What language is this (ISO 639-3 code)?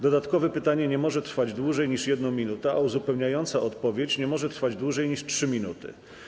pol